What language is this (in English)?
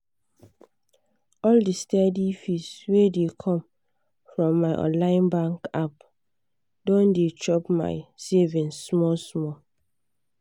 Nigerian Pidgin